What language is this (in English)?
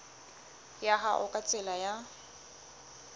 Southern Sotho